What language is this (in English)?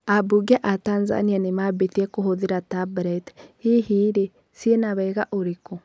Kikuyu